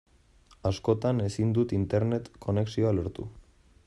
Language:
Basque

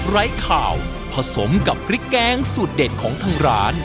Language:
Thai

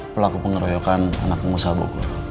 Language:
Indonesian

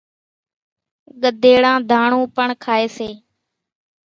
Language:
Kachi Koli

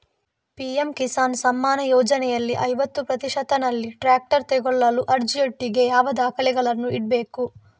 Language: Kannada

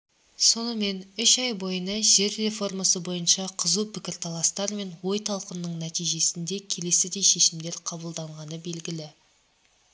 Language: Kazakh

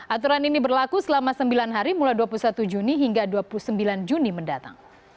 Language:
Indonesian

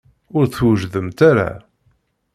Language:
Kabyle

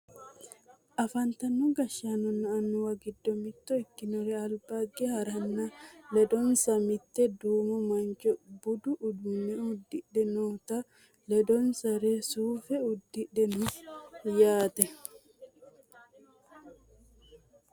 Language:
Sidamo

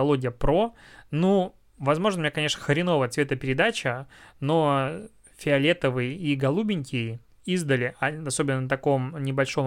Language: Russian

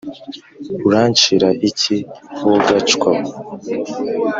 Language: Kinyarwanda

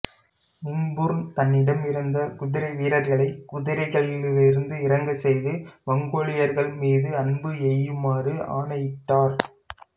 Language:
Tamil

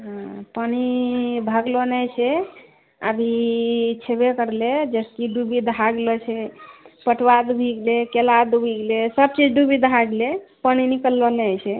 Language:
Maithili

